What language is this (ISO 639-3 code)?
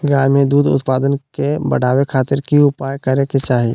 mag